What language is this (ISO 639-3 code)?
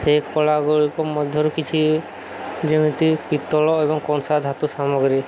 ori